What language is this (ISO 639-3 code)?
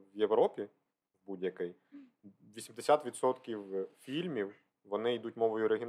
ukr